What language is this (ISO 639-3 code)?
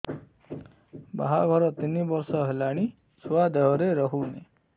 ori